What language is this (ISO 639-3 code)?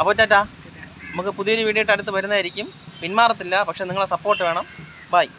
mal